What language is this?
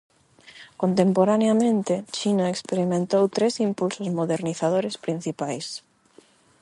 Galician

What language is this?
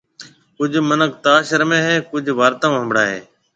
Marwari (Pakistan)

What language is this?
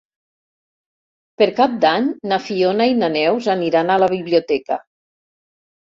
Catalan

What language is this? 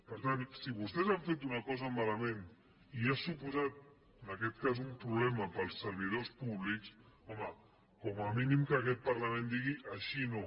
Catalan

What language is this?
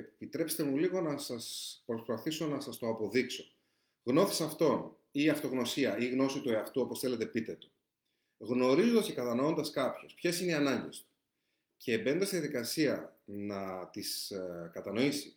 Greek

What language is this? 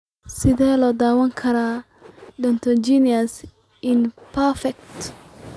Somali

